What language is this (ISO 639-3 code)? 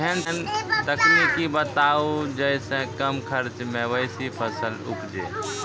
mai